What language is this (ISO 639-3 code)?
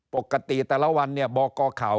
tha